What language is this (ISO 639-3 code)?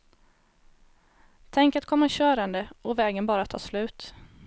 swe